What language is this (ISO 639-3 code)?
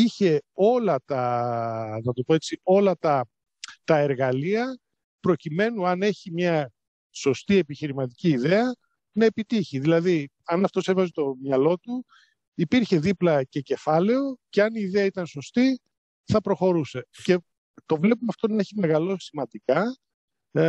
ell